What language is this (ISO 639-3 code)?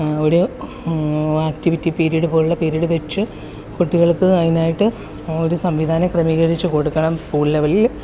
mal